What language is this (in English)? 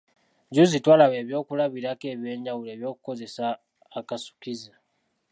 Ganda